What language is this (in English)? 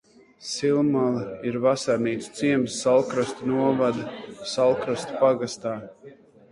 Latvian